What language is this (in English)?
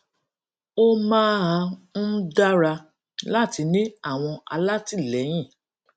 Yoruba